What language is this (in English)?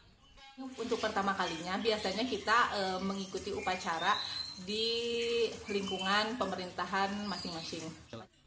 Indonesian